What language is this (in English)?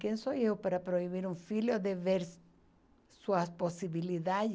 Portuguese